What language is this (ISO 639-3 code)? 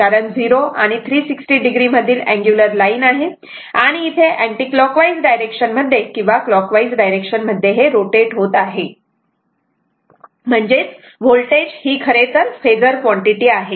mar